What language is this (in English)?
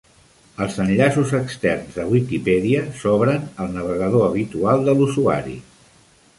Catalan